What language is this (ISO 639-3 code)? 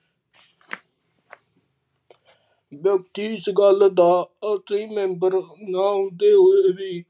pan